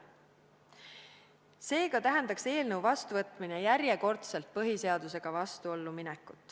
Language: Estonian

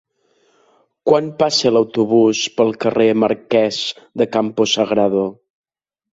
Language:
Catalan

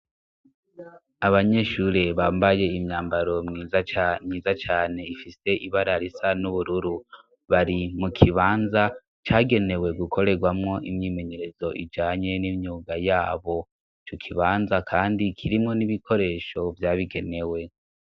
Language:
Rundi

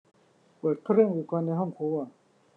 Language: Thai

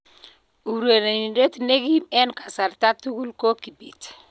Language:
Kalenjin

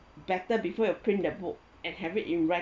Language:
English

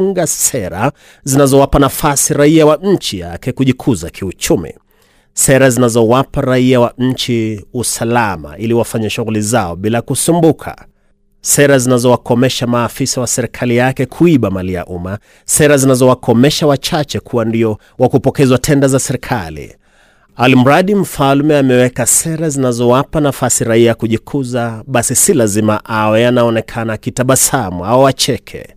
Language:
Swahili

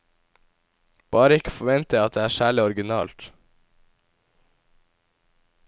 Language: Norwegian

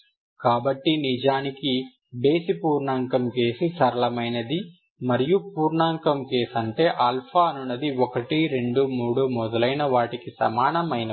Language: Telugu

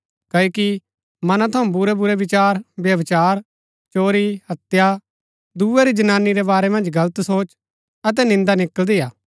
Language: Gaddi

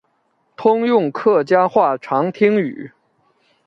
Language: Chinese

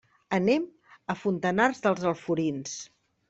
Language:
Catalan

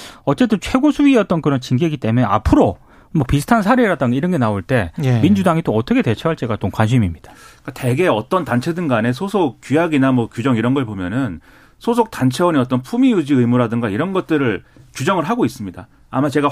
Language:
Korean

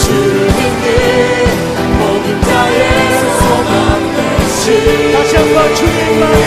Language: Korean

